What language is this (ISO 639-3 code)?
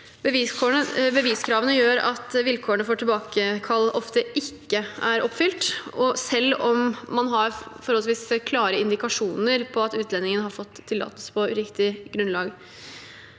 nor